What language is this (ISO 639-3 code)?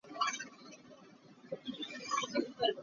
cnh